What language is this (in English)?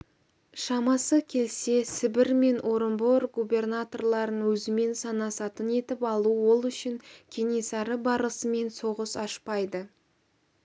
Kazakh